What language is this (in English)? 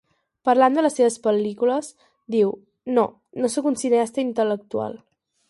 Catalan